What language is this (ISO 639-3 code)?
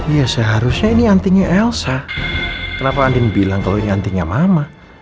ind